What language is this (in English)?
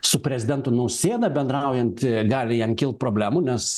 Lithuanian